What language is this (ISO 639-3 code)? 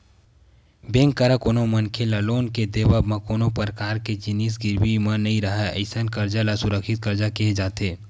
hne